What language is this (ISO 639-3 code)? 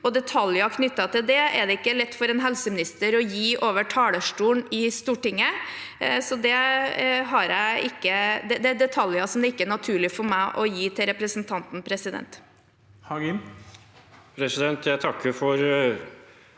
nor